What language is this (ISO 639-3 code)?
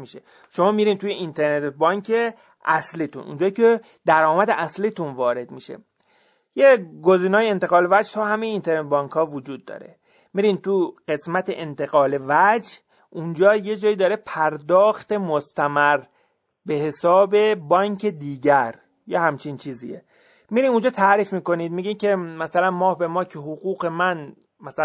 fas